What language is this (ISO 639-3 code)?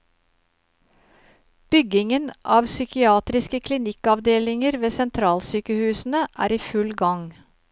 nor